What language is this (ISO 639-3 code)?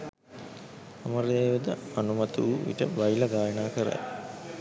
sin